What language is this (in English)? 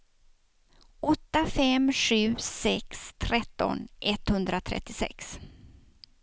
Swedish